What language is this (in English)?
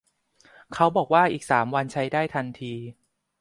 Thai